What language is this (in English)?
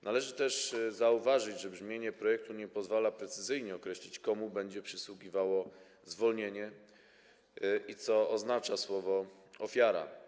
Polish